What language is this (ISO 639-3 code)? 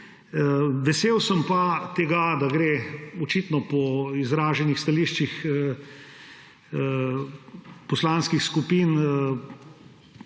slv